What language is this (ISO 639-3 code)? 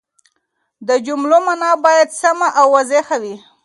pus